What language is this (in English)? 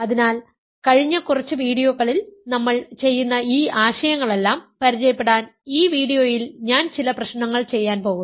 Malayalam